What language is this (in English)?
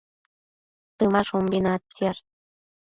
Matsés